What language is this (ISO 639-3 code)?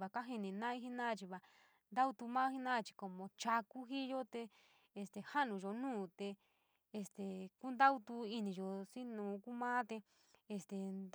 mig